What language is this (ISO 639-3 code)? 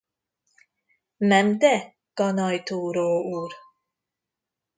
hun